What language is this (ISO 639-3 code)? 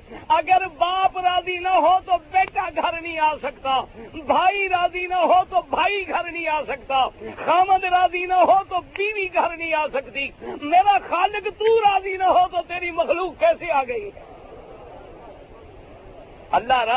urd